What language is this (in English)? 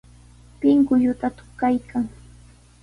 Sihuas Ancash Quechua